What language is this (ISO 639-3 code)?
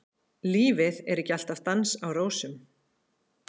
isl